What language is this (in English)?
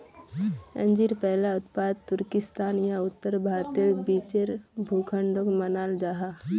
Magahi